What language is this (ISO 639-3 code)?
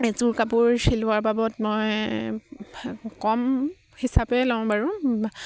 asm